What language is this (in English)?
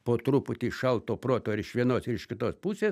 Lithuanian